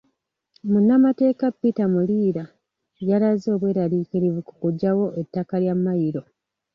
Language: Ganda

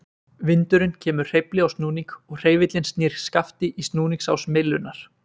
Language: Icelandic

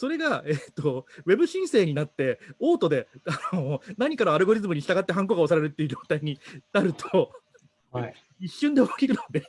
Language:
Japanese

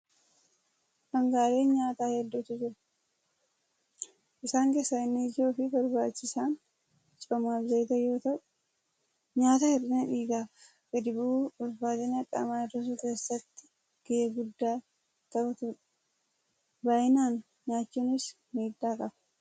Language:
Oromo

